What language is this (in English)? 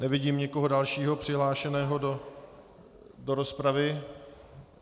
Czech